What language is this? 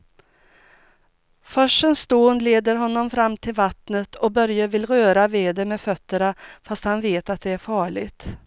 Swedish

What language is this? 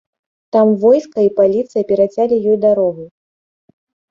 Belarusian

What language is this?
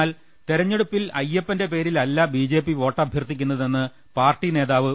Malayalam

